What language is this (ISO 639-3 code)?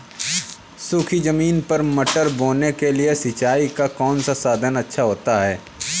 hin